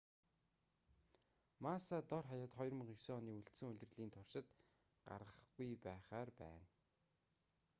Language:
Mongolian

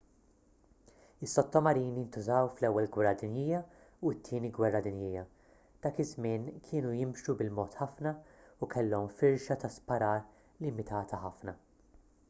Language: Maltese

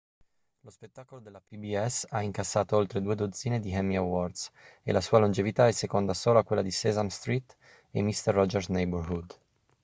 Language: Italian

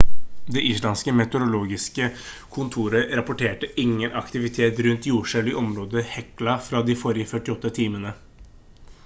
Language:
Norwegian Bokmål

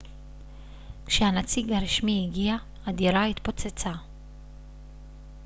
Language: Hebrew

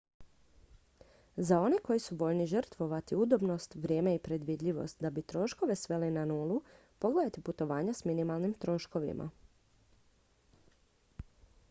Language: Croatian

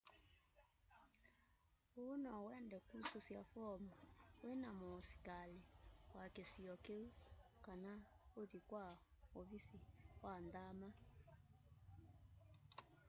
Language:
Kamba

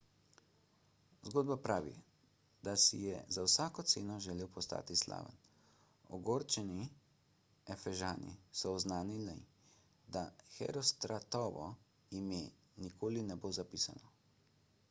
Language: Slovenian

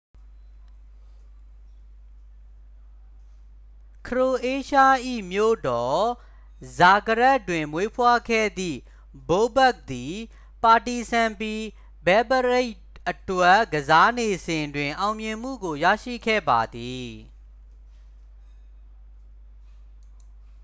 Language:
Burmese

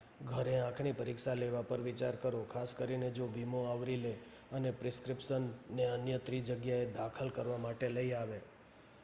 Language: Gujarati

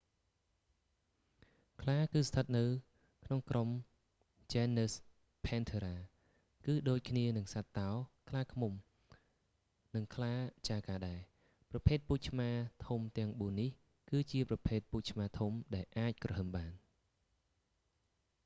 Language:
Khmer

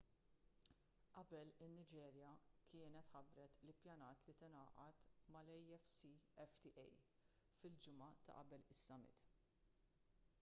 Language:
Maltese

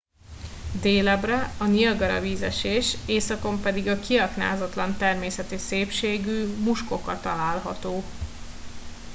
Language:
Hungarian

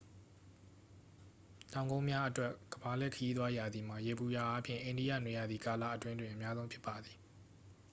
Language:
Burmese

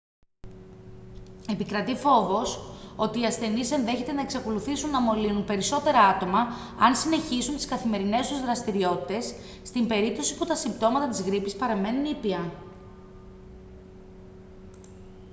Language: Greek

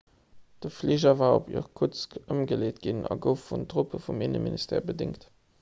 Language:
Luxembourgish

